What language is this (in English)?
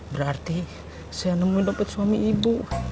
Indonesian